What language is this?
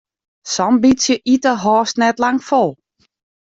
Western Frisian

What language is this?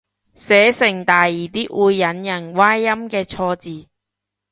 Cantonese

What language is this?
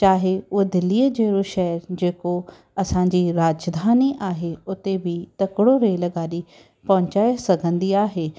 Sindhi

